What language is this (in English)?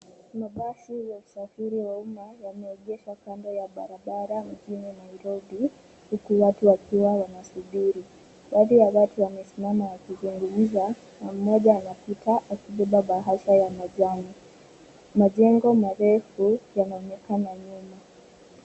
Swahili